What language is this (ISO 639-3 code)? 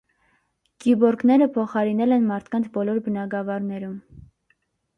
hye